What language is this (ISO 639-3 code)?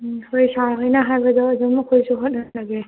mni